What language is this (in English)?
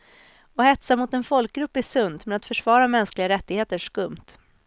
Swedish